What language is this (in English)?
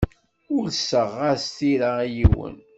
Kabyle